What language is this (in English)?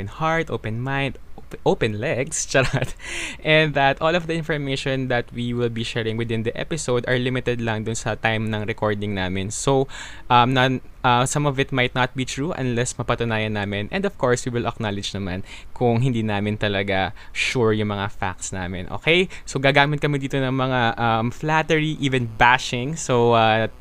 Filipino